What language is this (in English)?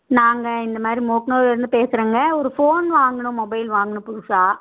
Tamil